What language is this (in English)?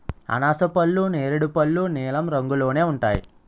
Telugu